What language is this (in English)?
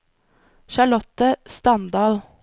Norwegian